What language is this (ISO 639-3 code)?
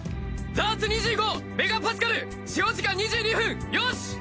jpn